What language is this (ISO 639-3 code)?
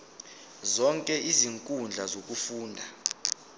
zul